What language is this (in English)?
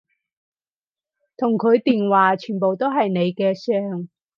Cantonese